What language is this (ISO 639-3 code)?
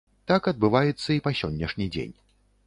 bel